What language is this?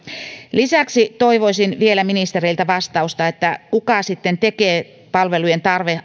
Finnish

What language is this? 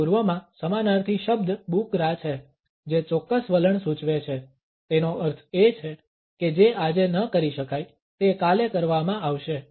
Gujarati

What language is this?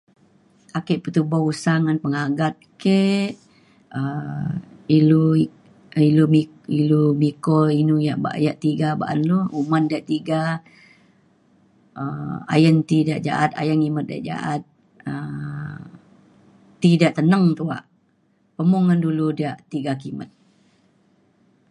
Mainstream Kenyah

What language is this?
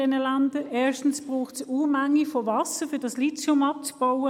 Swiss German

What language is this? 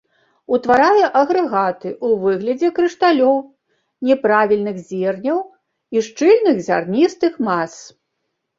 Belarusian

